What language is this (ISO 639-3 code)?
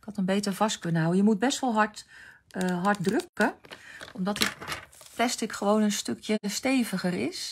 nld